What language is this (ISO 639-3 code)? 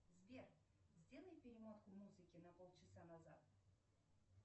rus